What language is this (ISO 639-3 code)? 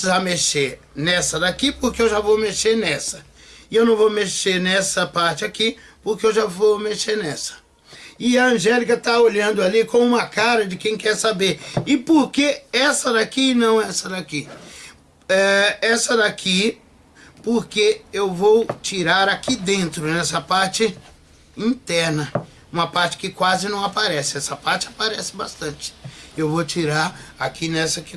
por